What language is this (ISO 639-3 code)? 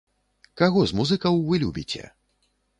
bel